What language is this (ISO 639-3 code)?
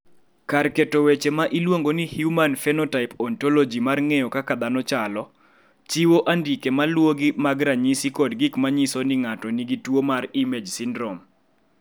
luo